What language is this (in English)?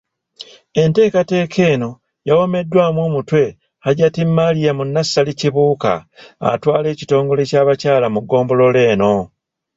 Ganda